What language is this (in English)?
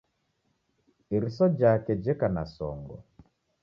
Taita